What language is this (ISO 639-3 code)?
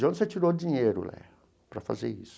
por